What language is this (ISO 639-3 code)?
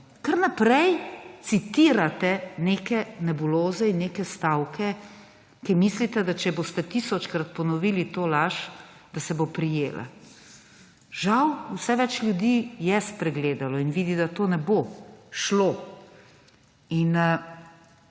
slv